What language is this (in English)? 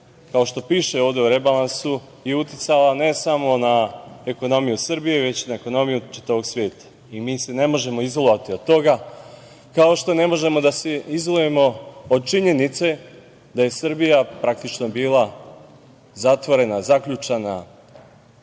Serbian